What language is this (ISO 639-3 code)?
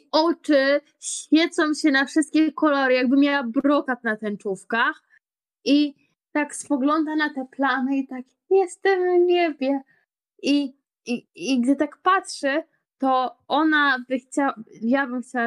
pol